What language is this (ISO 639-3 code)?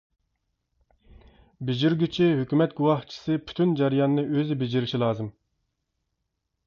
uig